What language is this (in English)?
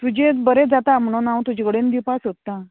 Konkani